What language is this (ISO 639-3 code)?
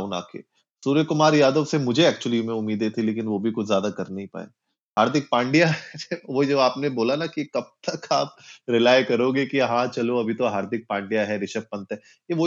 hin